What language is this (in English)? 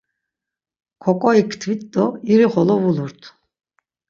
Laz